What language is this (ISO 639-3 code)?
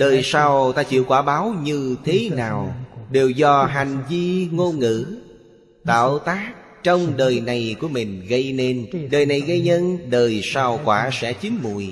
vie